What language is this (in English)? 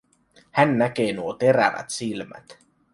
Finnish